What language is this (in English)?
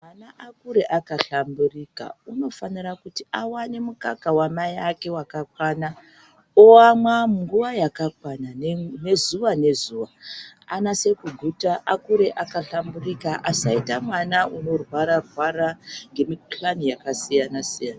Ndau